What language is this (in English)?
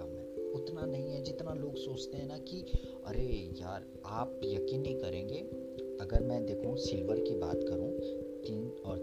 Hindi